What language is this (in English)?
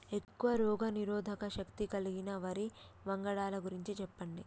Telugu